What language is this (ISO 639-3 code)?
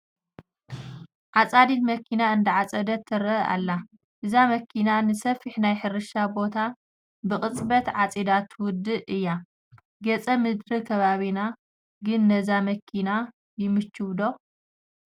tir